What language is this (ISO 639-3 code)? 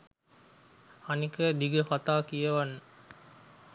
sin